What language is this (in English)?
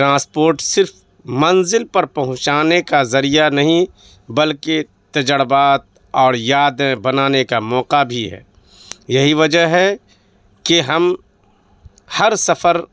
Urdu